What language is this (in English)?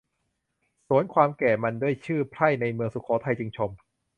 Thai